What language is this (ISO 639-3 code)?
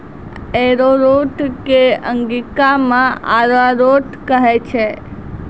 mai